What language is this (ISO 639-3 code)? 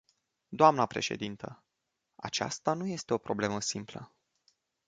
ron